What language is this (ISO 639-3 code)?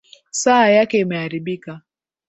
swa